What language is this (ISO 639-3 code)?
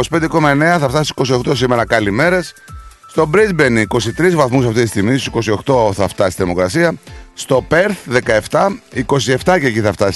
ell